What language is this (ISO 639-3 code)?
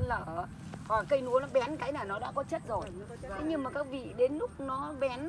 vie